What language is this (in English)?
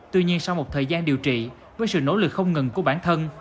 Vietnamese